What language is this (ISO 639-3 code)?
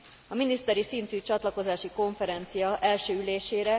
hun